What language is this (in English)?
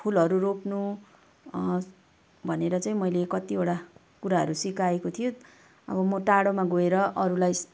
Nepali